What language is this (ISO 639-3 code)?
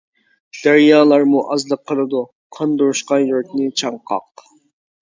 uig